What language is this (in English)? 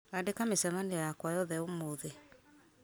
Kikuyu